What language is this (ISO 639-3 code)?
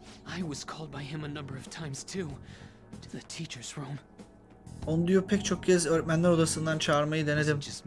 tur